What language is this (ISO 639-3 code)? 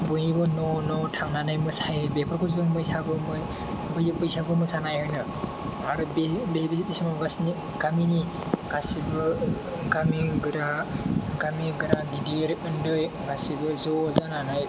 brx